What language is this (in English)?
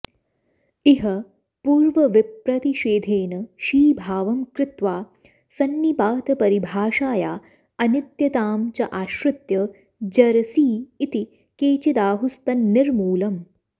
Sanskrit